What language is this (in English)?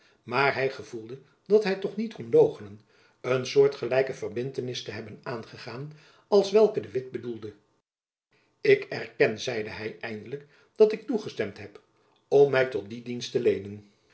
Dutch